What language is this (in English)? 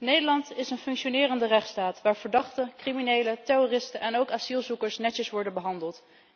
Dutch